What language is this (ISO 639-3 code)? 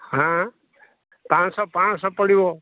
ori